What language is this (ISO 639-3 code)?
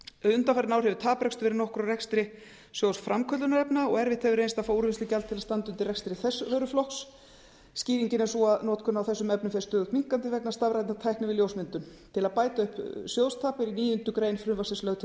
isl